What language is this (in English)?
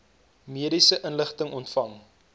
Afrikaans